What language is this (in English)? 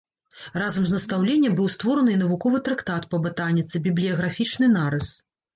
Belarusian